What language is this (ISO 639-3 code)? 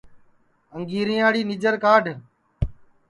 ssi